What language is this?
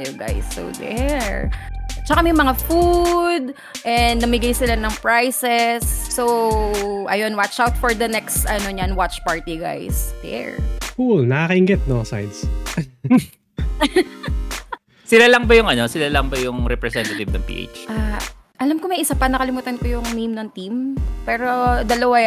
Filipino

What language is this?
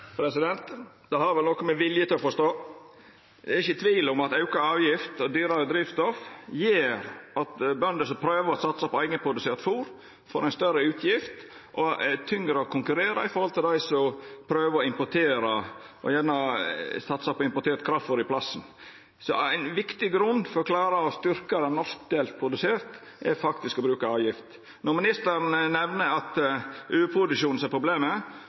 Norwegian Nynorsk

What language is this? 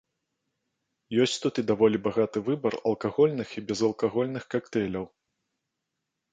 Belarusian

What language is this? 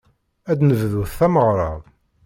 Kabyle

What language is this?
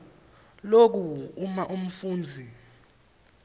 Swati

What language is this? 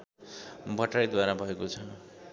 Nepali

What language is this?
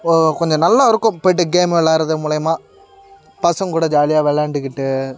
Tamil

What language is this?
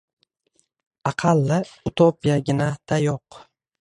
Uzbek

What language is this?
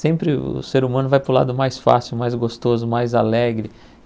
Portuguese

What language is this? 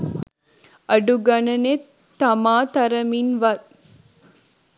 Sinhala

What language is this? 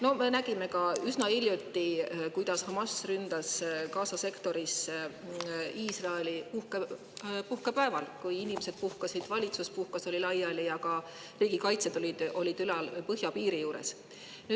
Estonian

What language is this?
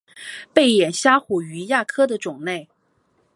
Chinese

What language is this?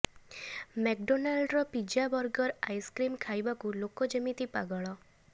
Odia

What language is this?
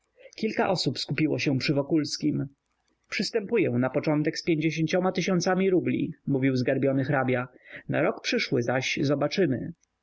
Polish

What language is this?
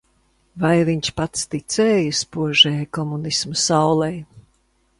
Latvian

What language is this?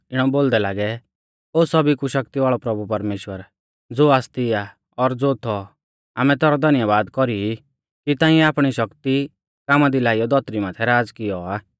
Mahasu Pahari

